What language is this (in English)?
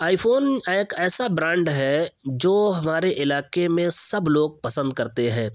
Urdu